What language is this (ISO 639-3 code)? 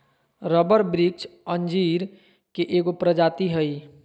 mag